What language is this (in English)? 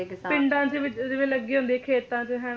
Punjabi